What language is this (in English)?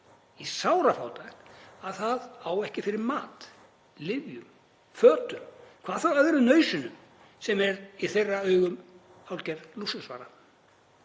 Icelandic